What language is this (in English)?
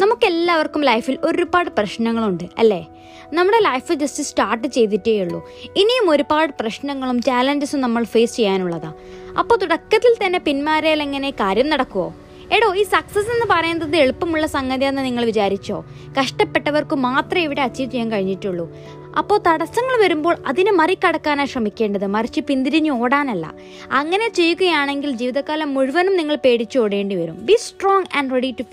Malayalam